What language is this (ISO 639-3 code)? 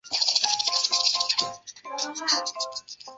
zho